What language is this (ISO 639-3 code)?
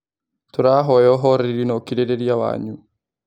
kik